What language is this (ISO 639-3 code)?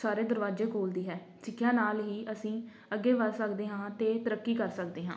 pan